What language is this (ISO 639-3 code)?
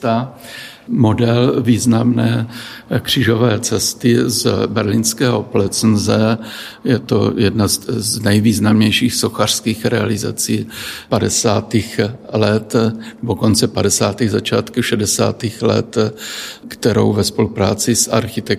ces